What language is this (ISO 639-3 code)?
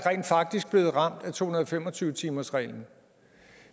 dan